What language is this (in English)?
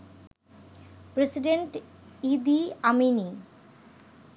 Bangla